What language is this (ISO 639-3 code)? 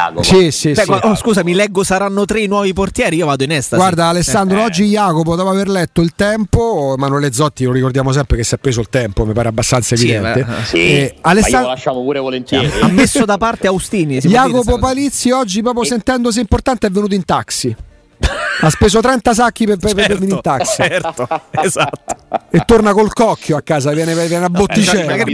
ita